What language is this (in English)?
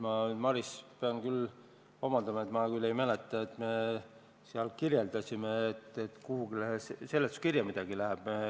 Estonian